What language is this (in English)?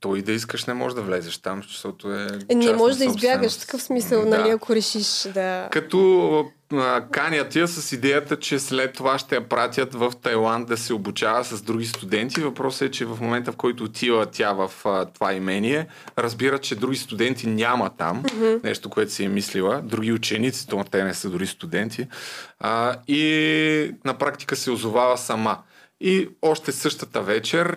Bulgarian